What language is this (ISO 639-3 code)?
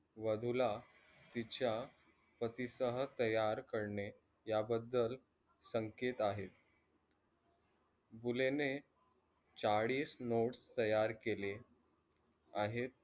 mar